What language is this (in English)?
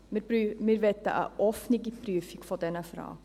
Swiss German